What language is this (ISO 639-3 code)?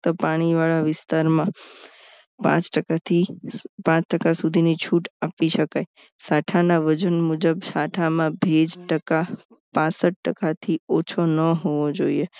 guj